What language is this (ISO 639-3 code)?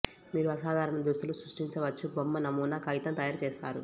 tel